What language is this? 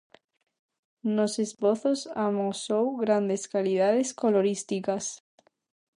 Galician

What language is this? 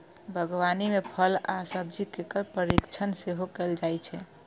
Maithili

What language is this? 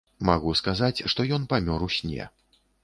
Belarusian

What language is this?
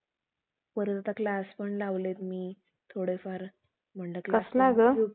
Marathi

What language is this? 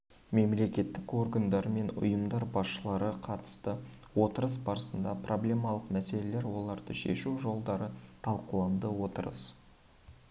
Kazakh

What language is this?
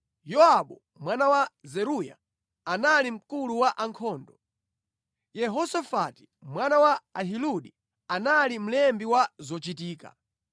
Nyanja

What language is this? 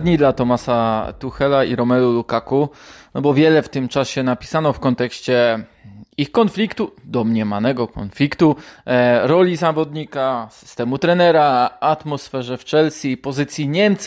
Polish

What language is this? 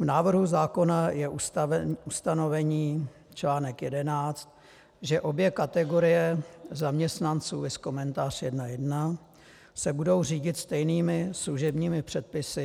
Czech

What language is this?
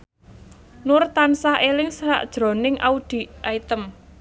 Javanese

